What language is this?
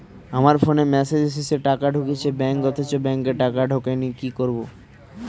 Bangla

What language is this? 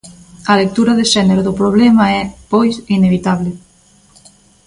Galician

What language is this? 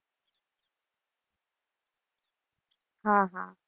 Gujarati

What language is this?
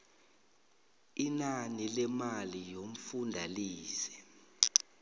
South Ndebele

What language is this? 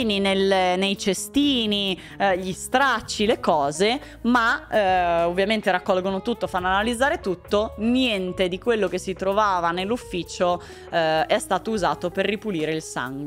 Italian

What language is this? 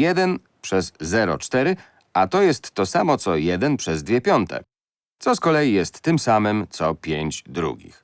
Polish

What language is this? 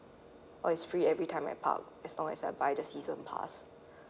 English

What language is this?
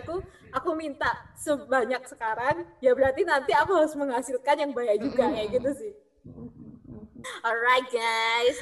Indonesian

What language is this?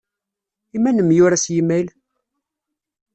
Kabyle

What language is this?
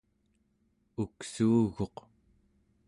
Central Yupik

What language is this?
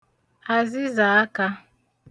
Igbo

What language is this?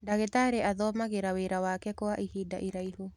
Kikuyu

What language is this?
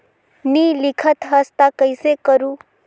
Chhattisgarhi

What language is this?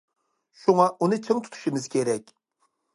Uyghur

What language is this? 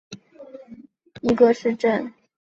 Chinese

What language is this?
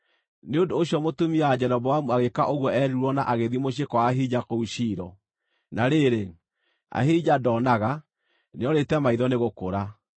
Kikuyu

